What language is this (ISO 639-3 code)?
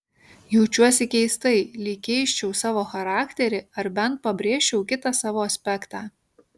lit